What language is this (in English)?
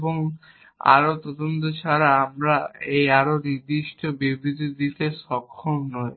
Bangla